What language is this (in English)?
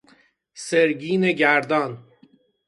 Persian